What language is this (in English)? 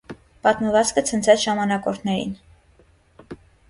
Armenian